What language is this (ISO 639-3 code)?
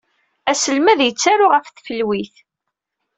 kab